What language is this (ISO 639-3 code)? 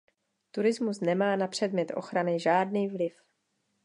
ces